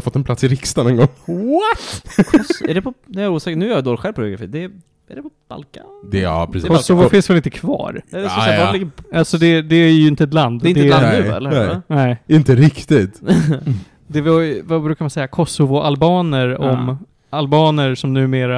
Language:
Swedish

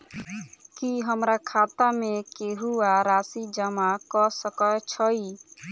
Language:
Maithili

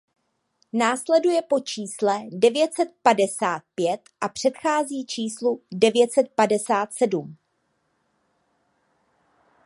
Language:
Czech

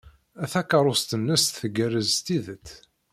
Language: Kabyle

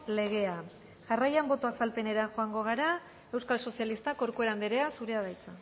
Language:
Basque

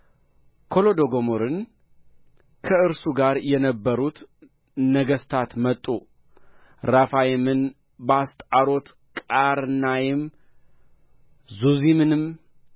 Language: Amharic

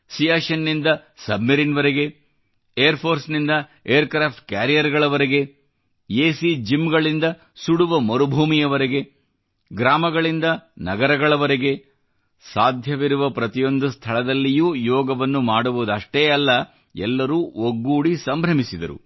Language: Kannada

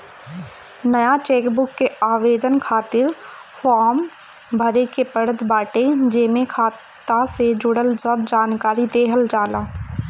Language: Bhojpuri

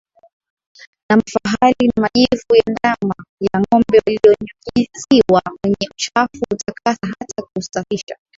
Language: Swahili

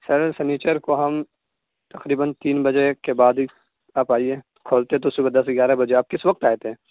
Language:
Urdu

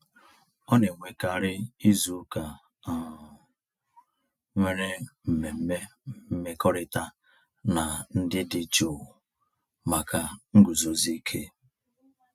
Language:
Igbo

